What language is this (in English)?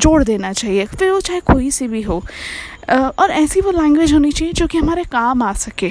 Hindi